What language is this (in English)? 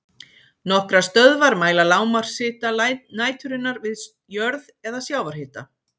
Icelandic